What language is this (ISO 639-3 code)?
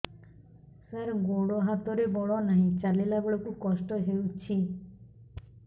ori